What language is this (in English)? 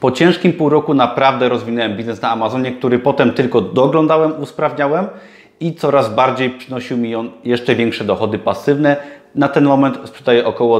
Polish